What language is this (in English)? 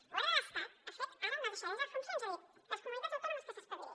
Catalan